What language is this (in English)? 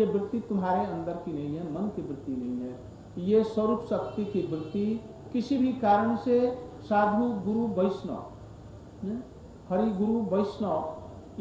Hindi